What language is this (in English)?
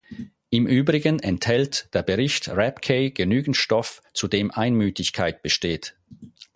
German